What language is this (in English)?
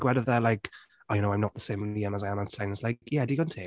Welsh